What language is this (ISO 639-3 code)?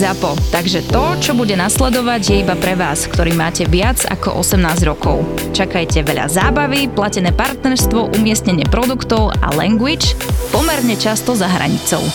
slk